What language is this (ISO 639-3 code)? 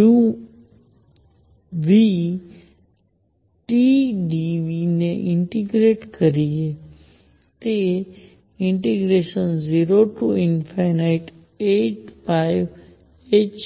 guj